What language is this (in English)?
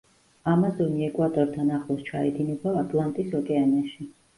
Georgian